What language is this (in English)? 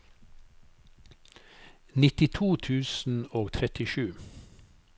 Norwegian